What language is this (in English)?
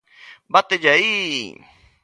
Galician